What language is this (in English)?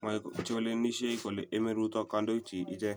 Kalenjin